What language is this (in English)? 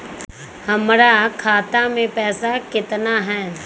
Magahi